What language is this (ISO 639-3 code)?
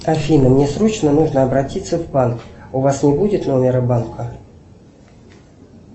rus